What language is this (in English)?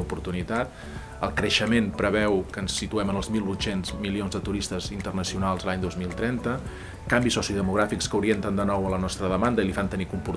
Catalan